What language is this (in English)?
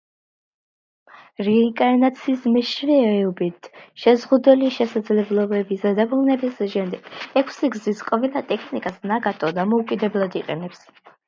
Georgian